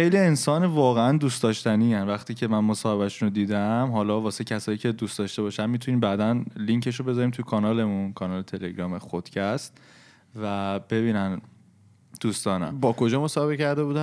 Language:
Persian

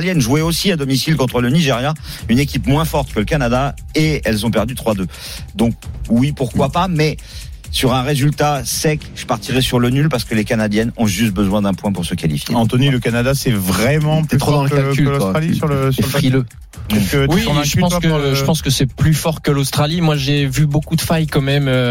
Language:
French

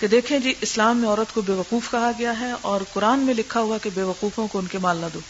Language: Urdu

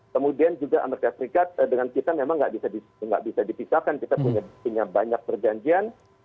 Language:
Indonesian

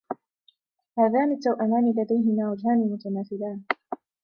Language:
Arabic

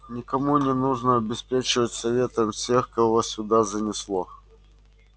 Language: Russian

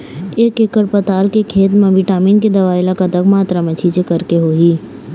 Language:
Chhattisgarhi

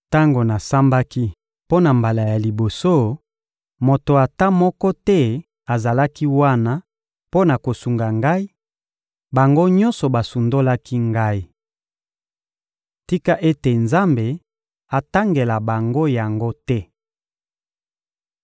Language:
Lingala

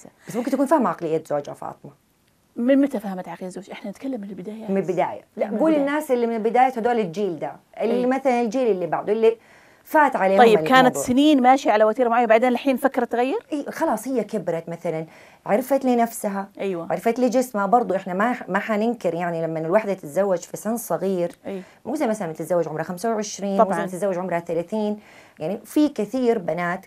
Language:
Arabic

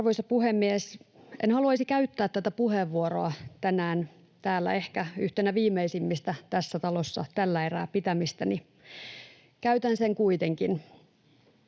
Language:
Finnish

